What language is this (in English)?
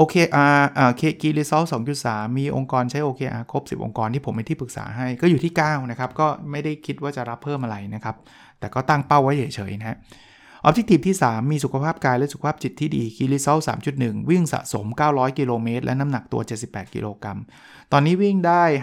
Thai